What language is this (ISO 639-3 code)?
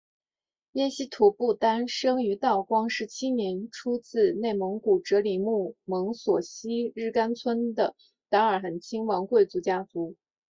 zho